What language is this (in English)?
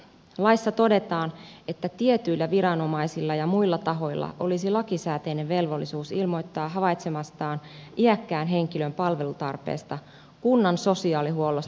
Finnish